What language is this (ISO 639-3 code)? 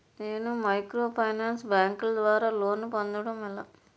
tel